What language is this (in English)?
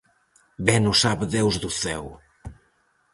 Galician